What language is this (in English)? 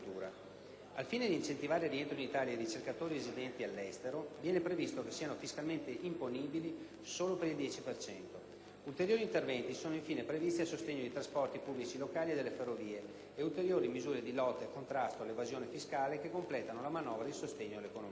Italian